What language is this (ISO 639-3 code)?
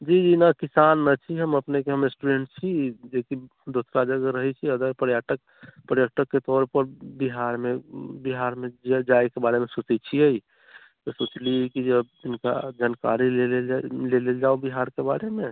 mai